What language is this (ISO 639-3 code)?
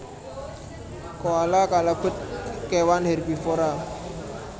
jav